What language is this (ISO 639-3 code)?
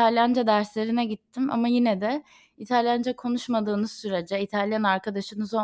tur